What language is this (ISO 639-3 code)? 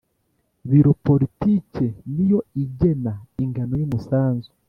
kin